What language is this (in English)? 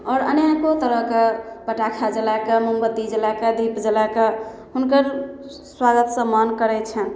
Maithili